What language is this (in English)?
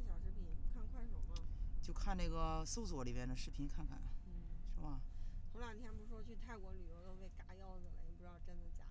Chinese